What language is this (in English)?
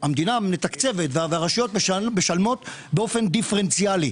Hebrew